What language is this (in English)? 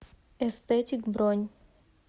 Russian